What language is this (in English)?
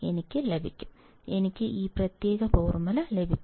Malayalam